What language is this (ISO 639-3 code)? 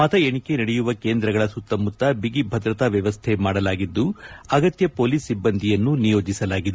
kan